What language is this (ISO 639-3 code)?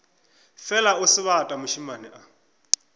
nso